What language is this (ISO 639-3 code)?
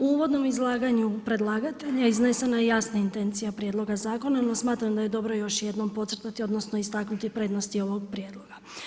hrv